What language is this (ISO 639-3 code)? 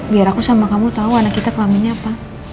ind